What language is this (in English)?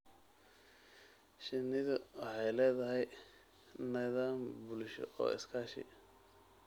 Somali